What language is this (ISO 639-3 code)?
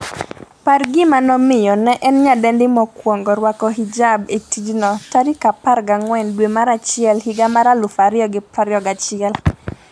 luo